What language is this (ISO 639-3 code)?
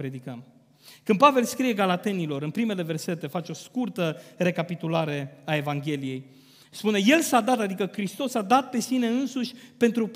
ron